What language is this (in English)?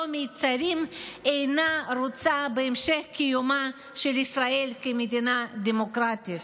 Hebrew